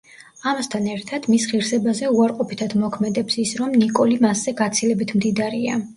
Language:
Georgian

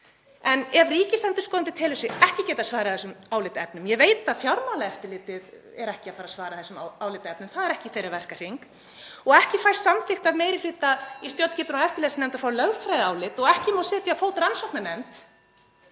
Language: Icelandic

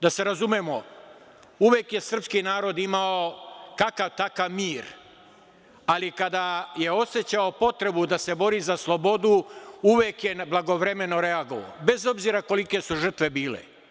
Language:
Serbian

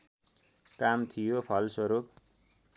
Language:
Nepali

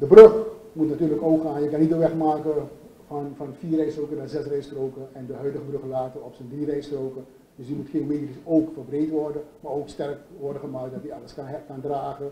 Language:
Dutch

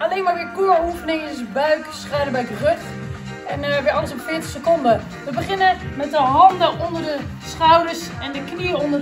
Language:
Dutch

